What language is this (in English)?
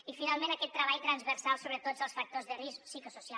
Catalan